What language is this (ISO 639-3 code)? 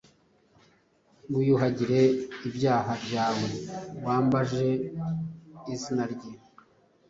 kin